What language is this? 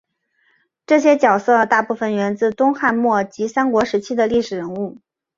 Chinese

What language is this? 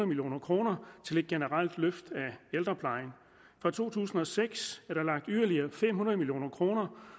Danish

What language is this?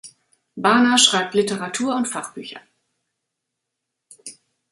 German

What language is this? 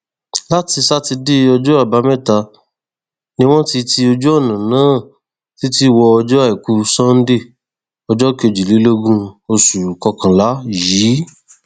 Yoruba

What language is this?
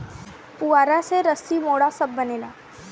Bhojpuri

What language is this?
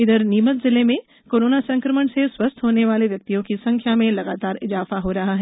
Hindi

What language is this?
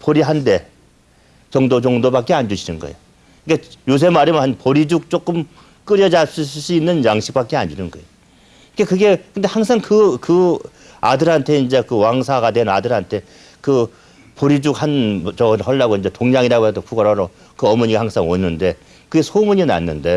Korean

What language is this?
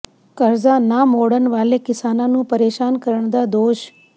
Punjabi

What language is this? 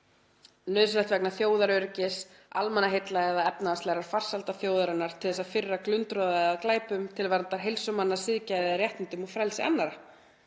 Icelandic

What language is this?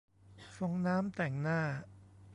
Thai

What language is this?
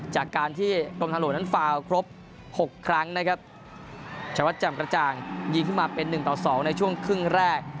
Thai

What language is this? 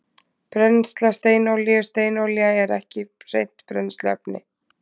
Icelandic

